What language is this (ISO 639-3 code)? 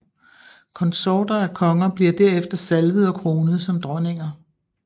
dan